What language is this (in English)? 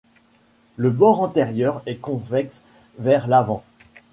French